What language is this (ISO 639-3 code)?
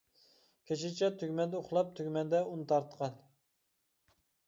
uig